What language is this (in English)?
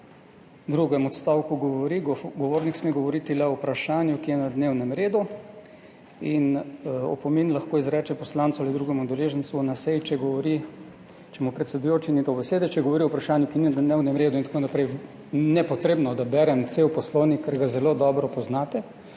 Slovenian